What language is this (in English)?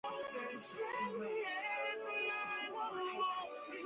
Chinese